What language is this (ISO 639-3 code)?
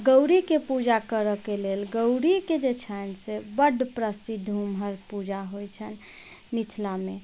mai